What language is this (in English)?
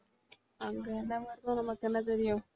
Tamil